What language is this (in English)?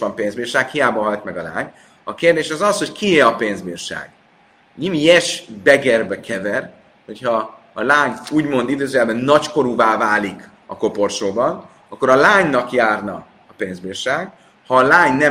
Hungarian